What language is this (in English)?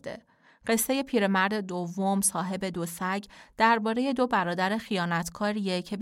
Persian